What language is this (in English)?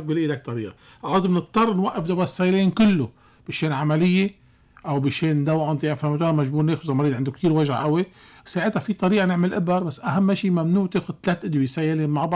Arabic